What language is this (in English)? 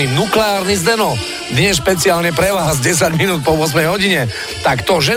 Slovak